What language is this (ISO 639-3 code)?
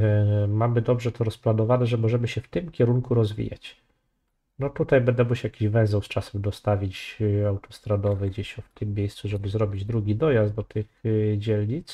pol